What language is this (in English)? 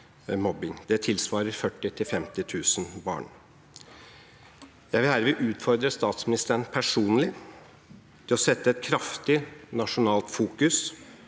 Norwegian